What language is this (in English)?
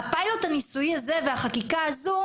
Hebrew